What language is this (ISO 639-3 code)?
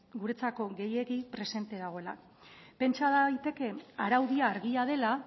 eus